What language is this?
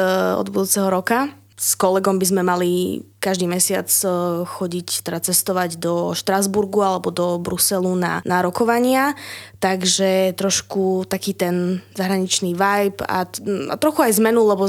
Slovak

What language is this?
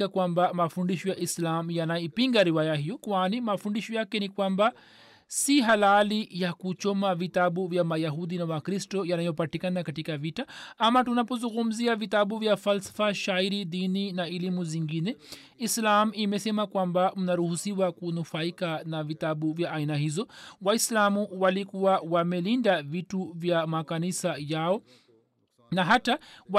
Swahili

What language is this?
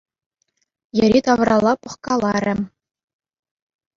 Chuvash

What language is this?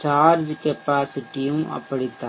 Tamil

